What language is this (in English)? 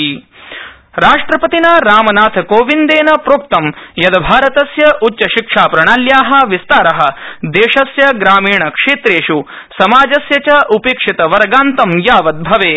Sanskrit